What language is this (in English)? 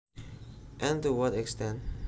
Javanese